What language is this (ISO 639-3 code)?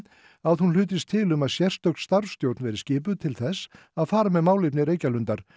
isl